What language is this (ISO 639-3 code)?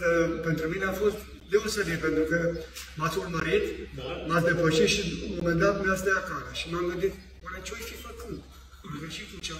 ron